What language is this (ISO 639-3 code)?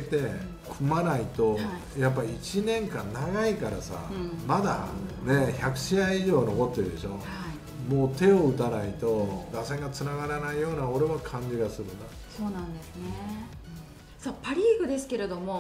jpn